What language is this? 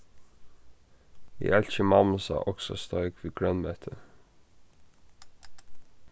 Faroese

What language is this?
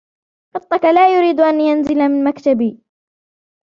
Arabic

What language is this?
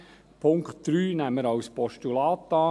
Swiss German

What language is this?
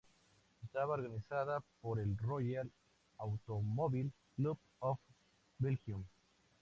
Spanish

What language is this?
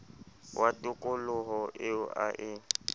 Southern Sotho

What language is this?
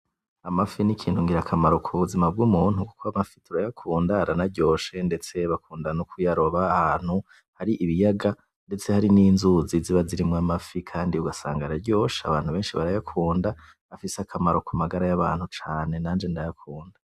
Rundi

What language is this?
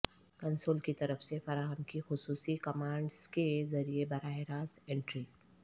Urdu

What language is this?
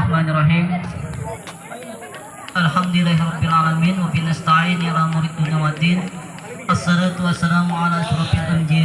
Indonesian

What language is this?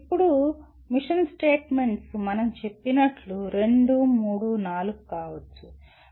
Telugu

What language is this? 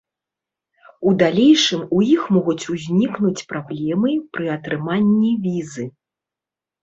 Belarusian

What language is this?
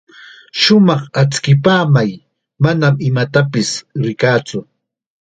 Chiquián Ancash Quechua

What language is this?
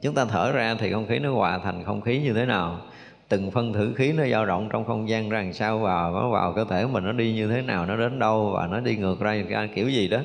Vietnamese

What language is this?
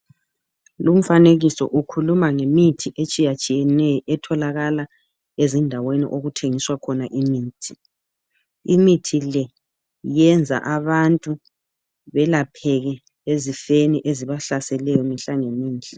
North Ndebele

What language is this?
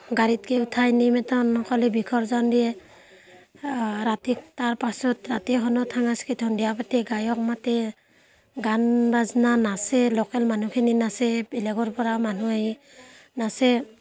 Assamese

